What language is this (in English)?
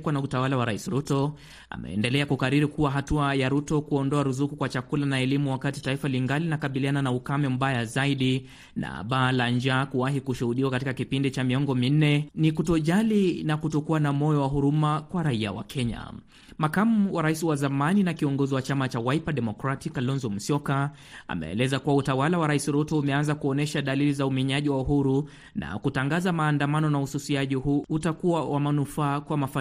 Swahili